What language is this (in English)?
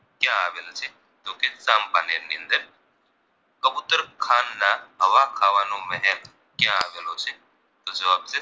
Gujarati